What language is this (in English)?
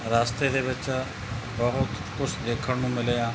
Punjabi